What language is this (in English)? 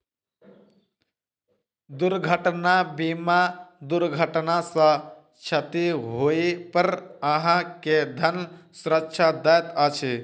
Maithili